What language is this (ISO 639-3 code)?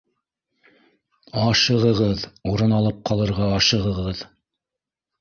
bak